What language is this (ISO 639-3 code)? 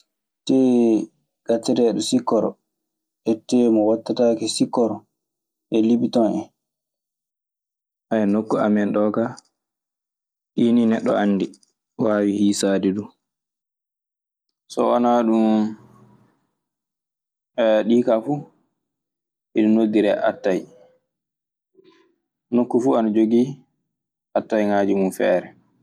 ffm